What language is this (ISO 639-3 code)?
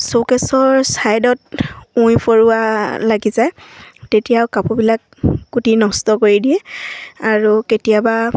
asm